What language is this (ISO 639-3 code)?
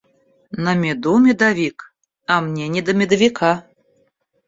rus